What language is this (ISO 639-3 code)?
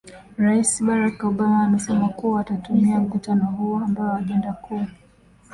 swa